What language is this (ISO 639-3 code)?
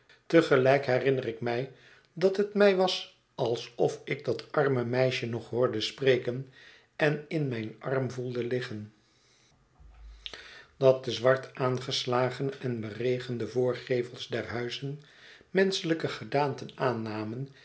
nld